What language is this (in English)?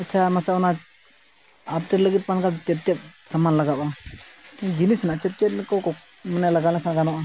Santali